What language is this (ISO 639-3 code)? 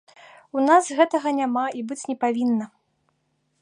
bel